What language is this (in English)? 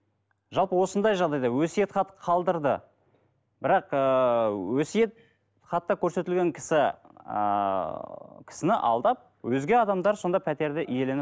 Kazakh